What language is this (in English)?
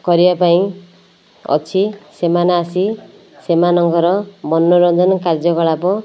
Odia